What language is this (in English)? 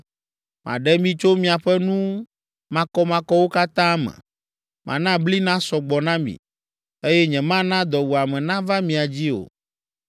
Ewe